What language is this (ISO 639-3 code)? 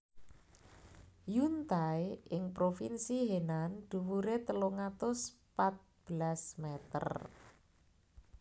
jav